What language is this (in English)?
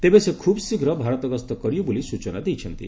Odia